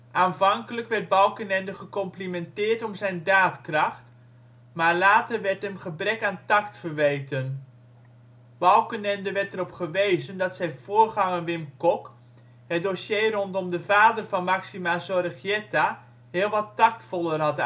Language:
Dutch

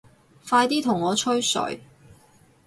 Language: Cantonese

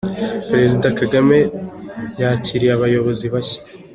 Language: Kinyarwanda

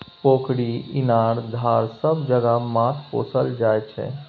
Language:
Maithili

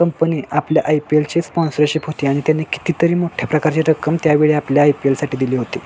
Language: Marathi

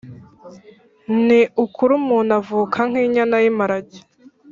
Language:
Kinyarwanda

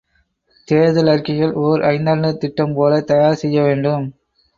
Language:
Tamil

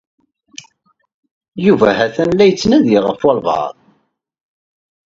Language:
Kabyle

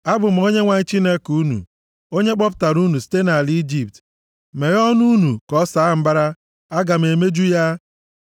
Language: Igbo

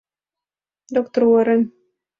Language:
Mari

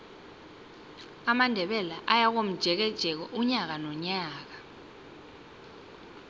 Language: South Ndebele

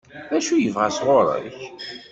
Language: Kabyle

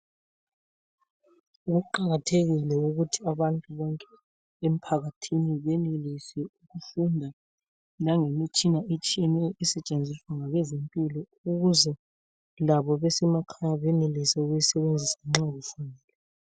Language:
North Ndebele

